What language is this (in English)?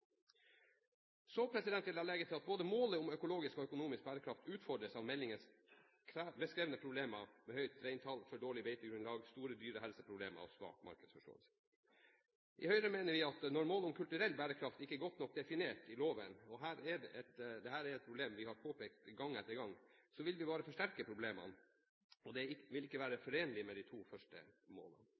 Norwegian Bokmål